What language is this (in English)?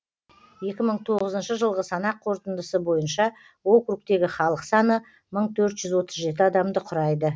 Kazakh